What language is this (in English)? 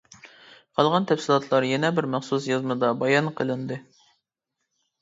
Uyghur